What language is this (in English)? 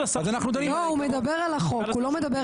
Hebrew